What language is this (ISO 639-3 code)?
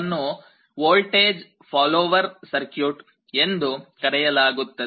kan